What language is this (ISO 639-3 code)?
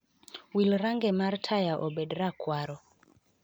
luo